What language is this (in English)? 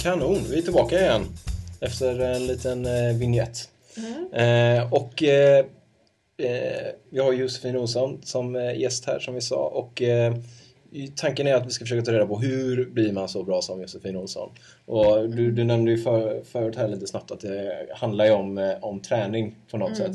Swedish